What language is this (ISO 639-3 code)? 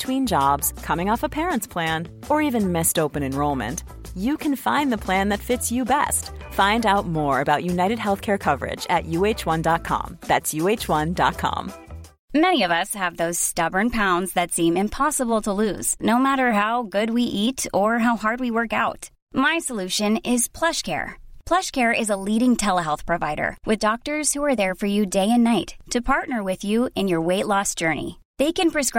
swe